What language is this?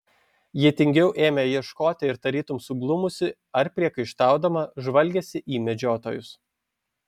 Lithuanian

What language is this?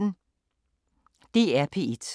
Danish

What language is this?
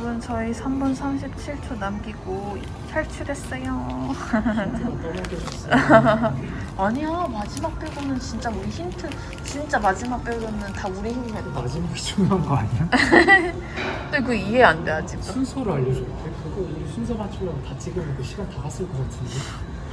Korean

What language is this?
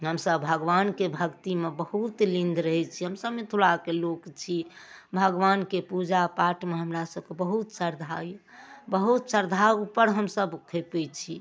Maithili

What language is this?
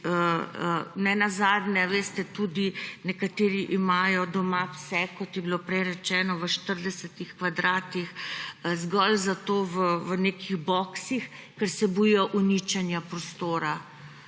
Slovenian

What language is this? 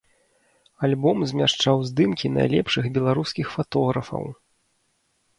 Belarusian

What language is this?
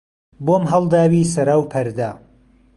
Central Kurdish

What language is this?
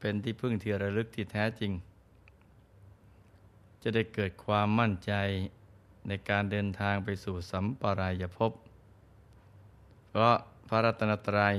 Thai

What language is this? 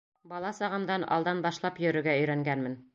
Bashkir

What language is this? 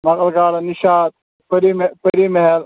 Kashmiri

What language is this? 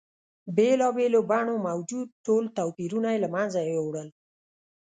Pashto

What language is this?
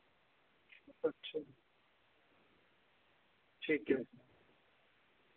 Dogri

